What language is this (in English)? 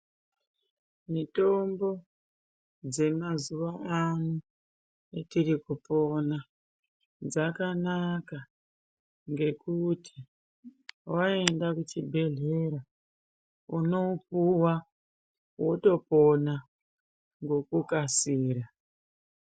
Ndau